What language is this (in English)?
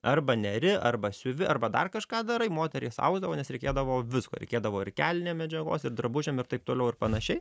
Lithuanian